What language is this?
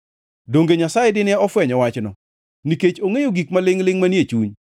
Luo (Kenya and Tanzania)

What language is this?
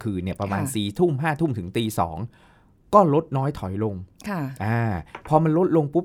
Thai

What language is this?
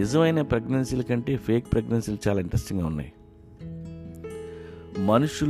Telugu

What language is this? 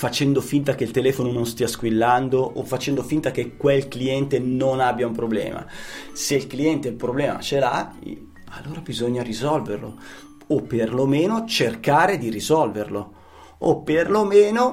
Italian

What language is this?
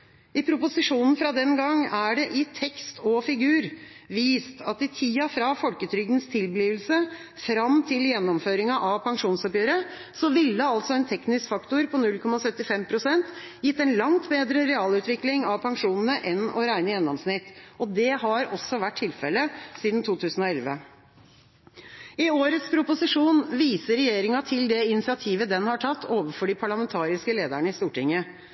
Norwegian Bokmål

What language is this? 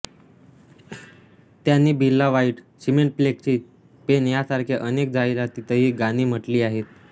Marathi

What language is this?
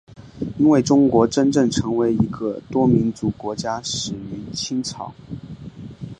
Chinese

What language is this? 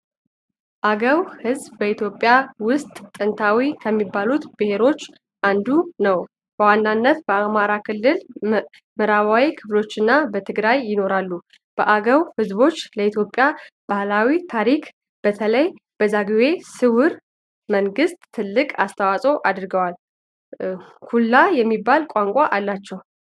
Amharic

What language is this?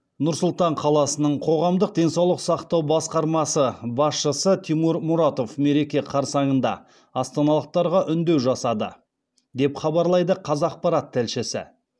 Kazakh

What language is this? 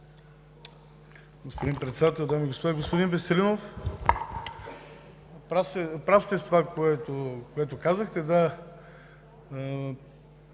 Bulgarian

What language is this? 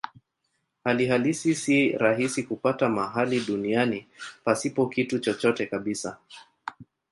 Swahili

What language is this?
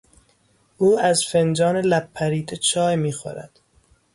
Persian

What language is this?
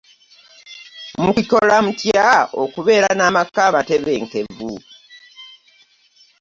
Ganda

